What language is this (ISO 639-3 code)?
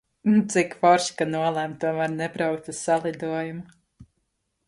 lav